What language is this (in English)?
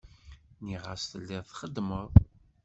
Kabyle